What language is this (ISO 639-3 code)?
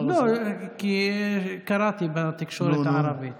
heb